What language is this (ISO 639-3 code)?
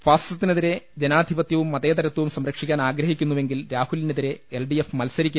mal